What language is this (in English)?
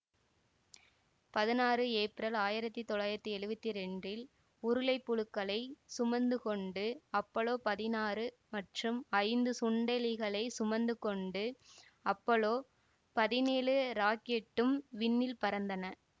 Tamil